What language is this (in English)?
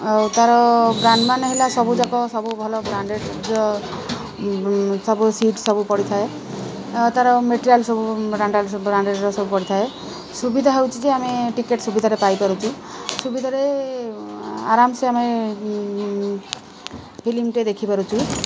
Odia